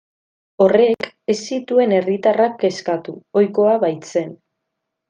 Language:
Basque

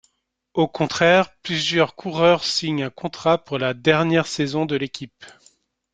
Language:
French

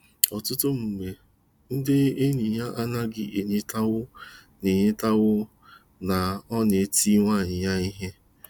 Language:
Igbo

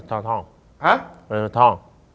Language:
Thai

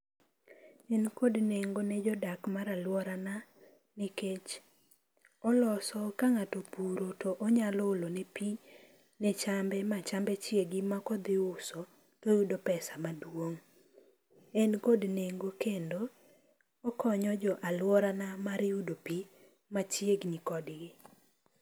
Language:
Luo (Kenya and Tanzania)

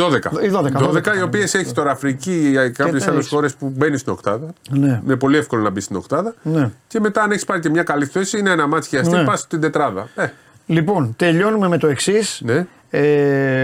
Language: Greek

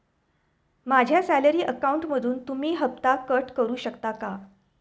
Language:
Marathi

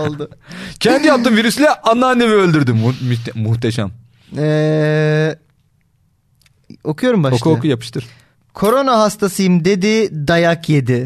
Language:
Turkish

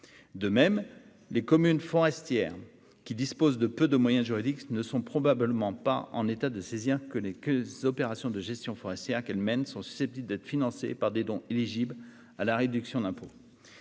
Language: French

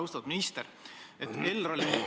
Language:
Estonian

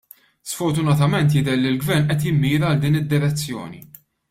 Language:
Maltese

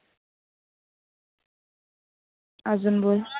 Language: Marathi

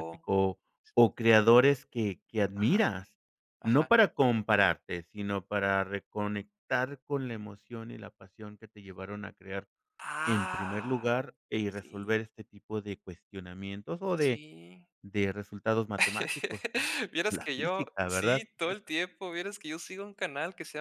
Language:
Spanish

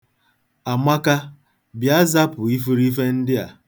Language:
Igbo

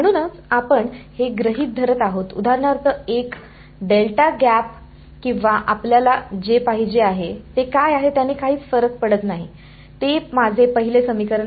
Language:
Marathi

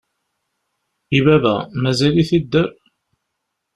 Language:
Kabyle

